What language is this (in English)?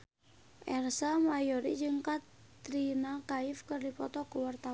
Sundanese